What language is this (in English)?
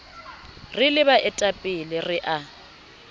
Southern Sotho